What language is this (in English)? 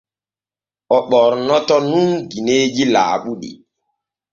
Borgu Fulfulde